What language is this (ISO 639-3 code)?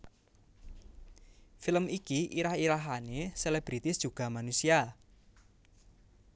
jav